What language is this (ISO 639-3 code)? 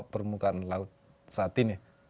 ind